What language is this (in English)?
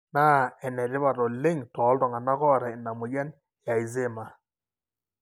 Masai